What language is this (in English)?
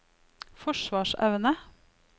Norwegian